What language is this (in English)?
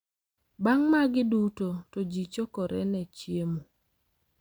Luo (Kenya and Tanzania)